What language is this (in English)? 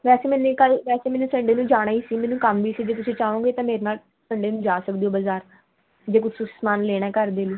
Punjabi